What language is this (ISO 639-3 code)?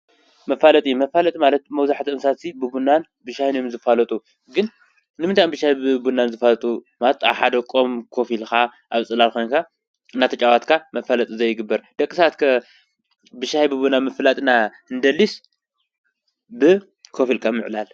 tir